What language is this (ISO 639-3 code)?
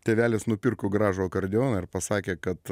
lit